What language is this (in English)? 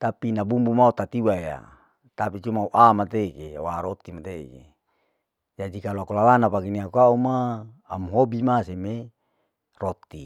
Larike-Wakasihu